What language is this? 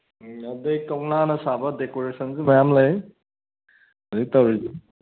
Manipuri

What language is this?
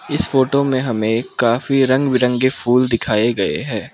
Hindi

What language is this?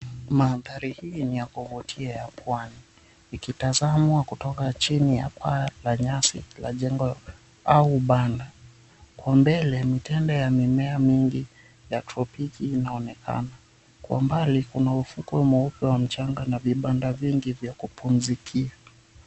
Swahili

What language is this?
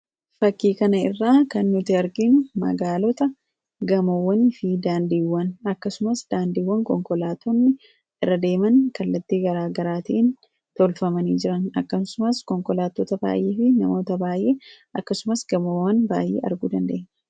Oromo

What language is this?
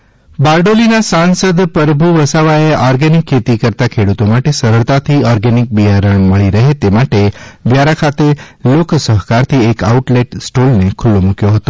Gujarati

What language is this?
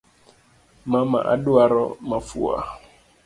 Luo (Kenya and Tanzania)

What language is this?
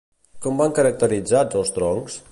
Catalan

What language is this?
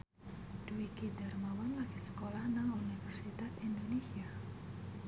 Javanese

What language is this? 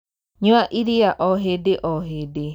Kikuyu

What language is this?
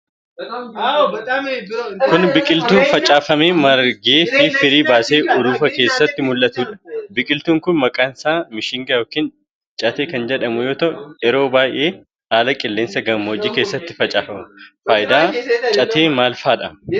Oromo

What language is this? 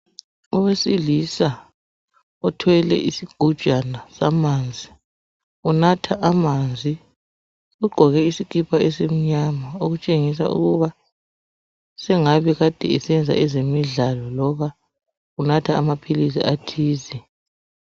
North Ndebele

